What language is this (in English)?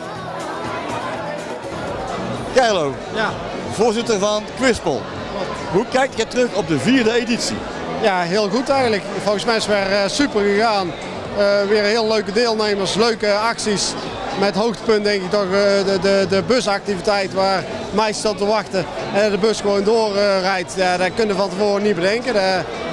Dutch